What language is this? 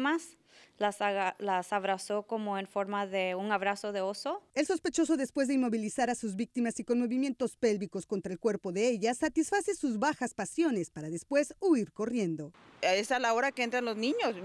Spanish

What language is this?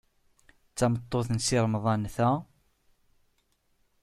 Kabyle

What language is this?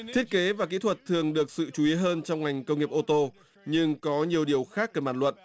Vietnamese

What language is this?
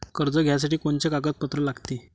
Marathi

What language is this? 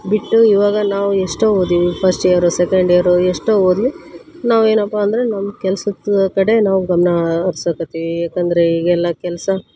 Kannada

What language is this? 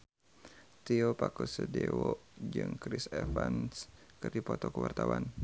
Sundanese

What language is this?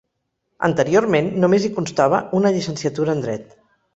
Catalan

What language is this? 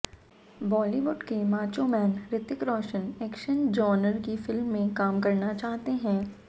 Hindi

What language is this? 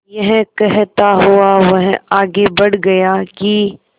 Hindi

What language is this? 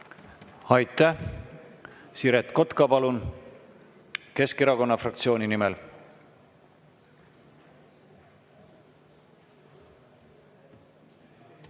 Estonian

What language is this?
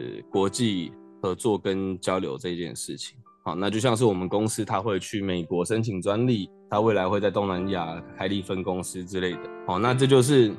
Chinese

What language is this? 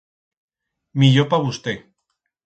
Aragonese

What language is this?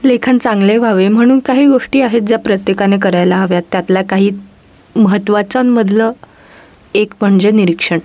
Marathi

